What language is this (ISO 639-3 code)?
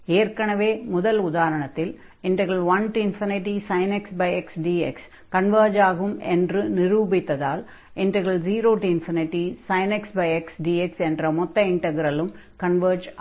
tam